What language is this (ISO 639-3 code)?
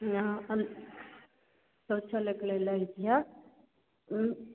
kan